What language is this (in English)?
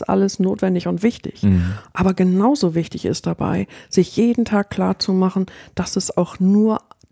German